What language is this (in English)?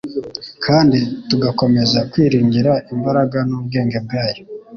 Kinyarwanda